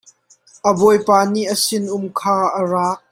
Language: Hakha Chin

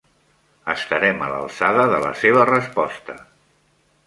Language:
Catalan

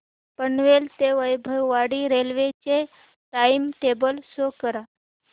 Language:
Marathi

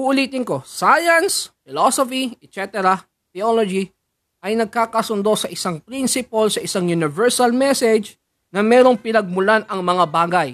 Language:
Filipino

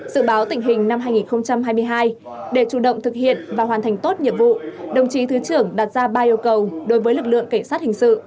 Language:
Vietnamese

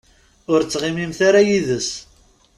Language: Kabyle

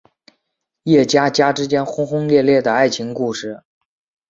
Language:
Chinese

